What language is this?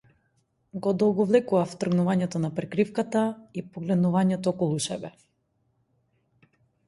Macedonian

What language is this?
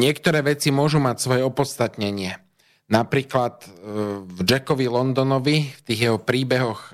Slovak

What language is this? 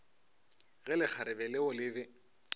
Northern Sotho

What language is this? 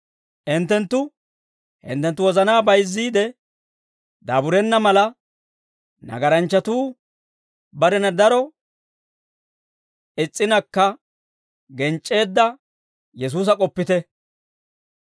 Dawro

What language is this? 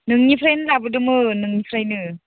Bodo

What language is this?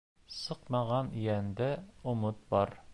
Bashkir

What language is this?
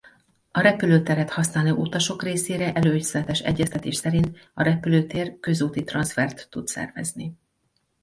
Hungarian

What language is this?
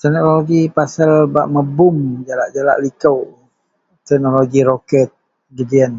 Central Melanau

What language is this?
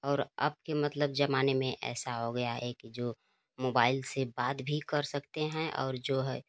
Hindi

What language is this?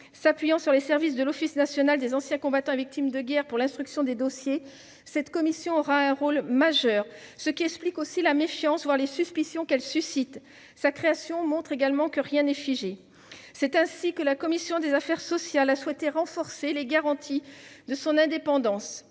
French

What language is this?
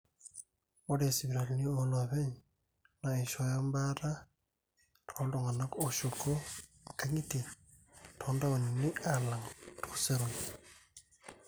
Masai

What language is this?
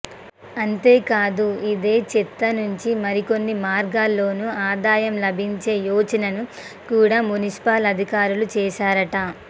Telugu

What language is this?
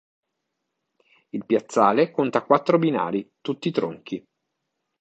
Italian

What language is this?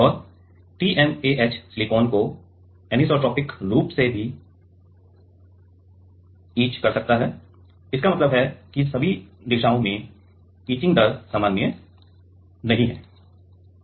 Hindi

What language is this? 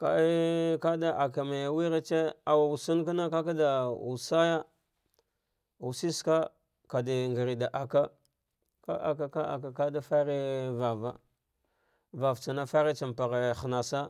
Dghwede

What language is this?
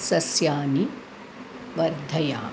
Sanskrit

